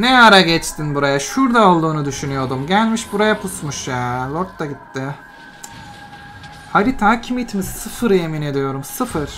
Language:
Turkish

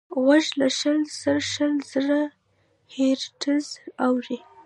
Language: Pashto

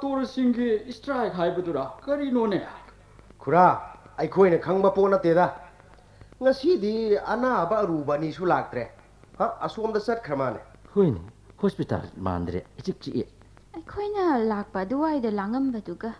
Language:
Korean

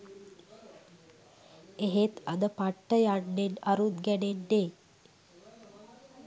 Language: Sinhala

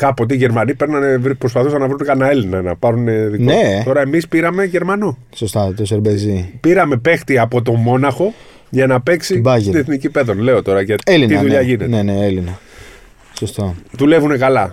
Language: Greek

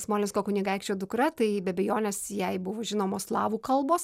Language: Lithuanian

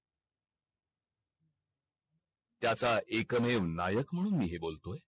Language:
Marathi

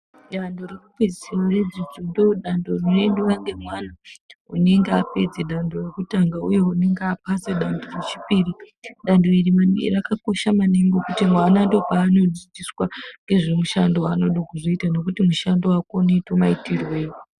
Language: Ndau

